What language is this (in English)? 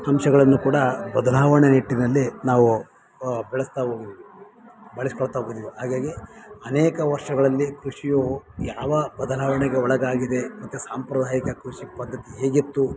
Kannada